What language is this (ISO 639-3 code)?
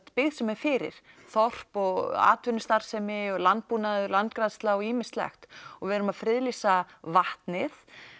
isl